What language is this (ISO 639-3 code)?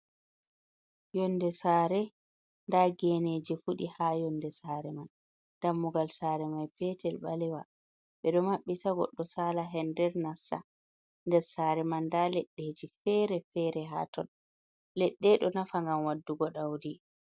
ful